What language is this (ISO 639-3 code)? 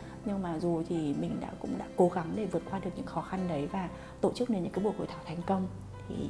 vie